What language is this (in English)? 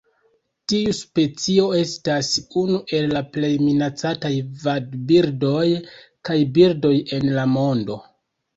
Esperanto